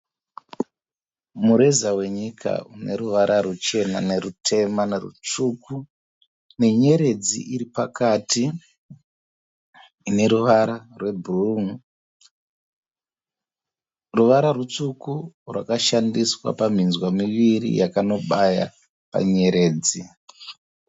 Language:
Shona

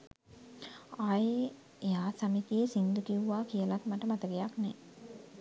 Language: Sinhala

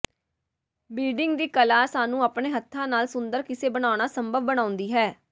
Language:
Punjabi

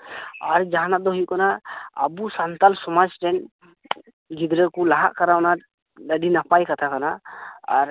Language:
Santali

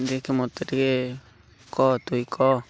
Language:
Odia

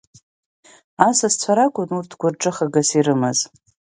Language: Abkhazian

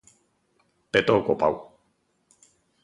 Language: Galician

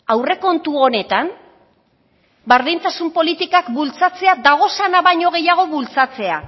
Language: Basque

